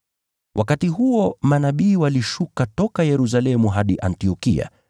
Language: Swahili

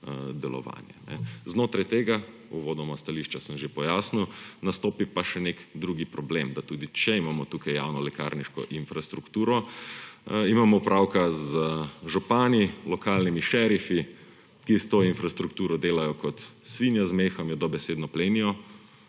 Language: Slovenian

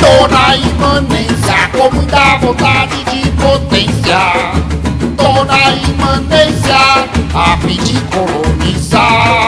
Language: Portuguese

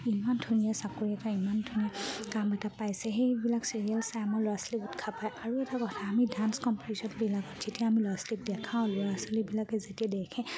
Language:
Assamese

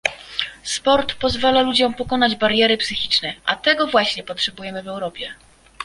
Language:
Polish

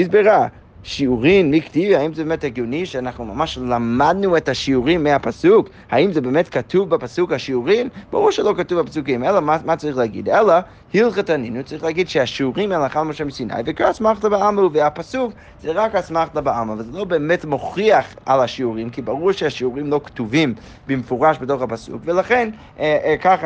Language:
Hebrew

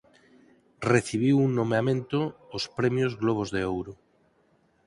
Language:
Galician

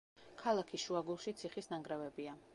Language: Georgian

